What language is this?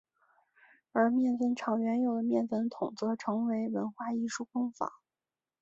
Chinese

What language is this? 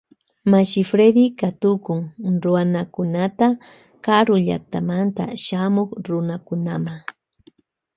Loja Highland Quichua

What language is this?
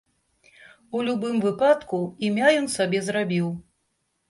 Belarusian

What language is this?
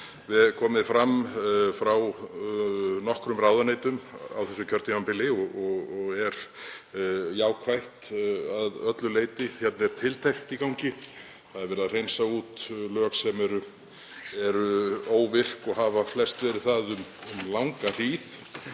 Icelandic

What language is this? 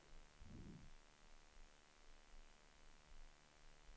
Swedish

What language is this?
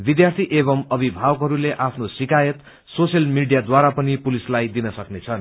Nepali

